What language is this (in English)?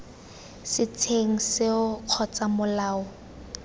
Tswana